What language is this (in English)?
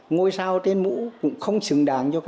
Vietnamese